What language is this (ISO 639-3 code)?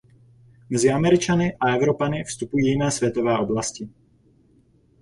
ces